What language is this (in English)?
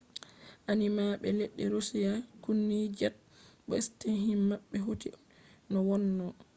Fula